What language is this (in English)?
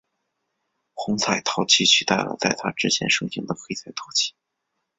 Chinese